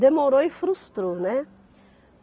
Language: Portuguese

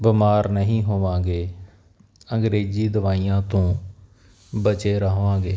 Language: Punjabi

